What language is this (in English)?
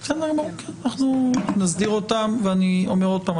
Hebrew